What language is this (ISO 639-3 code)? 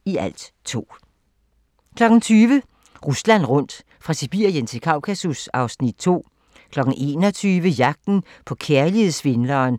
dan